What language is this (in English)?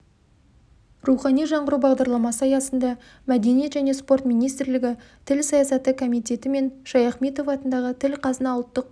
Kazakh